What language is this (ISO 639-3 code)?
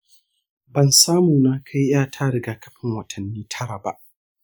hau